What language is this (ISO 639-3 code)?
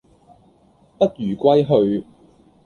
yue